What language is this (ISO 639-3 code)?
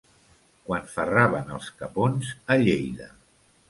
cat